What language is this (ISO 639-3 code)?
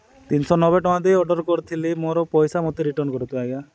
ori